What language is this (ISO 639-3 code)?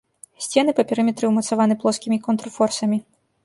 bel